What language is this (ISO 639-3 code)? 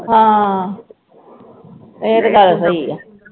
pan